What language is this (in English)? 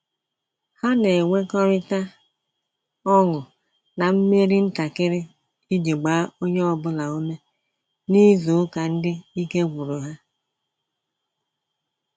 Igbo